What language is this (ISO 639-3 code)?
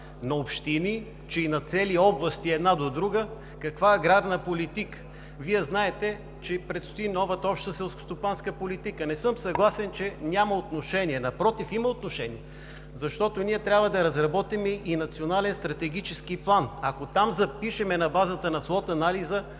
bul